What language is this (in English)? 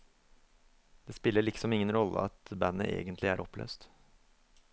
Norwegian